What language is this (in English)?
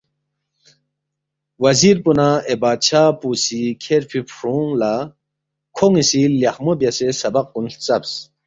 Balti